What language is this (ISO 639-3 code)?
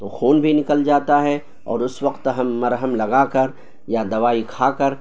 urd